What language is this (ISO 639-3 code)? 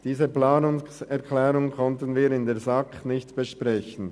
gsw